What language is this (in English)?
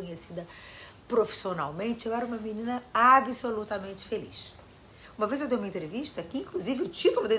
Portuguese